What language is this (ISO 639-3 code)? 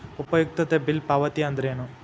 kan